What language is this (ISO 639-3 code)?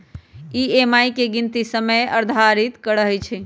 mag